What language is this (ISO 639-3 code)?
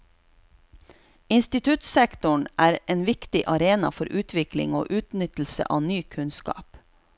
nor